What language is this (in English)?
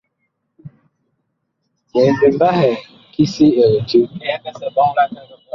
Bakoko